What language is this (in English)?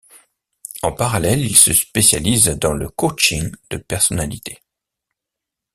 French